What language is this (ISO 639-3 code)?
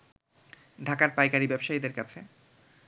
ben